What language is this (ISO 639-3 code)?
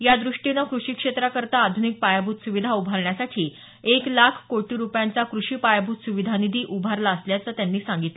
mar